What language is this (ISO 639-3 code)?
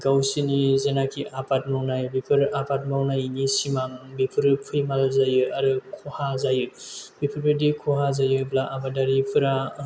brx